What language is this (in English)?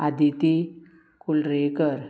Konkani